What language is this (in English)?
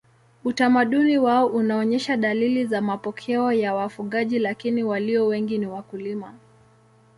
Swahili